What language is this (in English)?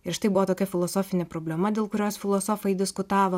Lithuanian